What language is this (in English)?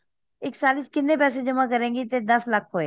Punjabi